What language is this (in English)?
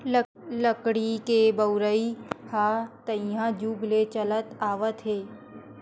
Chhattisgarhi